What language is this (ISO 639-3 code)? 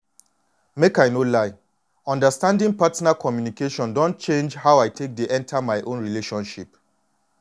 pcm